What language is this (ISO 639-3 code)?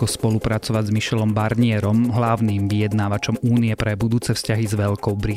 slk